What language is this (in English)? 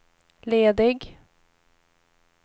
Swedish